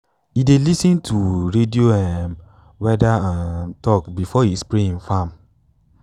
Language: Nigerian Pidgin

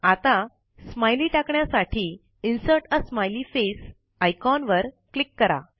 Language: Marathi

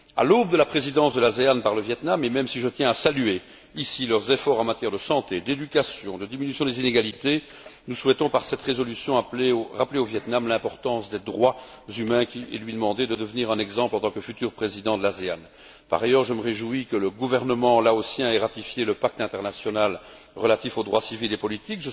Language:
French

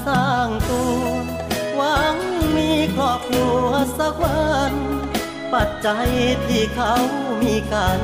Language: Thai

